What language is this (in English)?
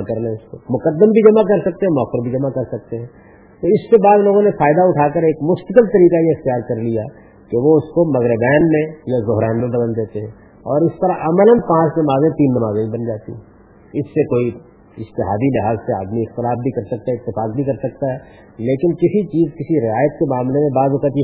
Urdu